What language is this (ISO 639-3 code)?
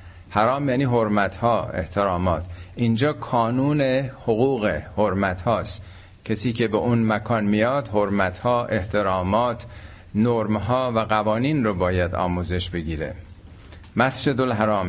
fas